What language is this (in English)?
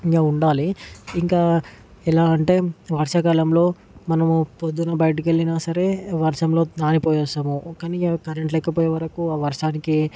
Telugu